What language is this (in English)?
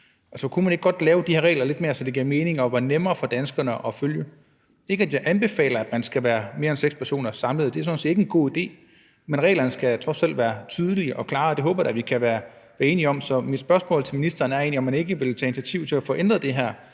Danish